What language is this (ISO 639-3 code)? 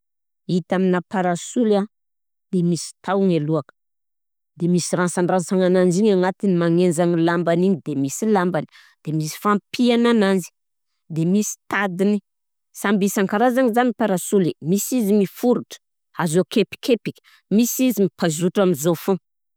bzc